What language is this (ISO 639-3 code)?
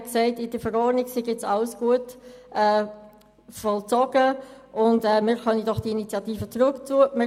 gsw